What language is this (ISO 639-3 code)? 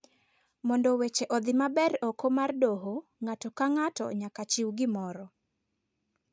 luo